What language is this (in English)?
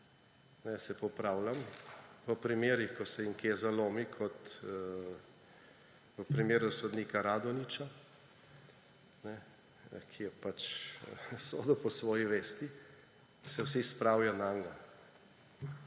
Slovenian